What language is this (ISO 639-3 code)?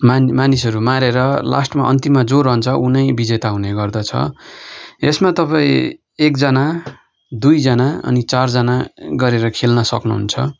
nep